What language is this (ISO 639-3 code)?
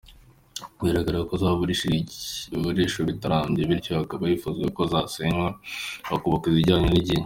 kin